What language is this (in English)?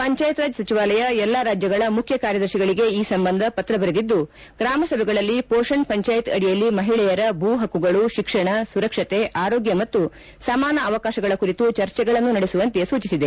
Kannada